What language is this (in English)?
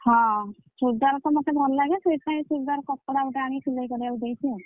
Odia